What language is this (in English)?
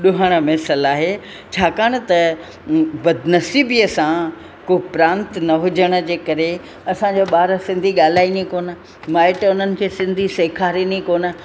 Sindhi